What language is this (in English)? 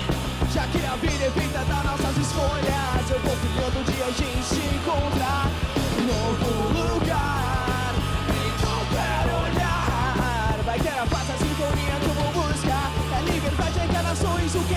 Portuguese